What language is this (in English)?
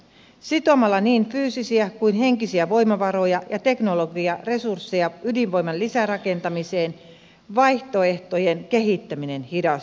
Finnish